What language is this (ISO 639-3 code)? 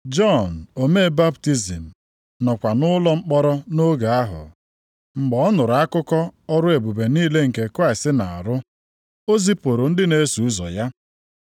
ibo